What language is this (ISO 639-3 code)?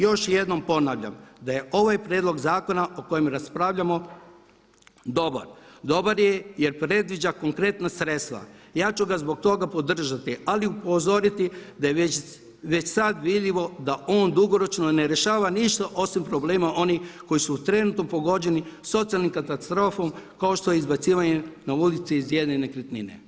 hrv